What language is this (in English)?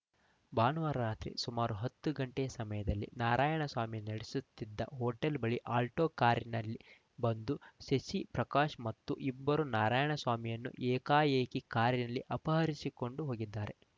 Kannada